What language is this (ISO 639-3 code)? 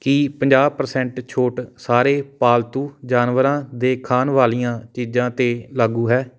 pan